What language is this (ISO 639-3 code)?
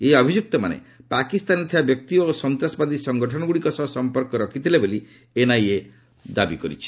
ori